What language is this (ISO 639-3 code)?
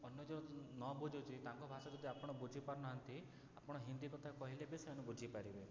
ori